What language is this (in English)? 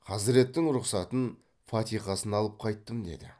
Kazakh